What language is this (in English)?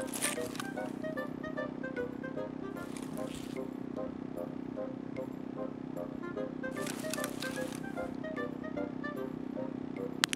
Korean